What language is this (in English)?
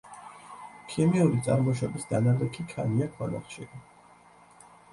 Georgian